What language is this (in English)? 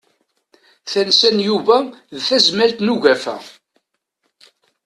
Kabyle